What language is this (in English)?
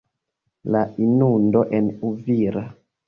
Esperanto